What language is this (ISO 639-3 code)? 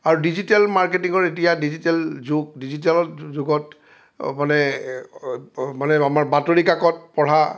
asm